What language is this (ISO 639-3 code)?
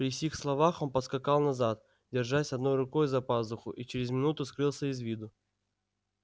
rus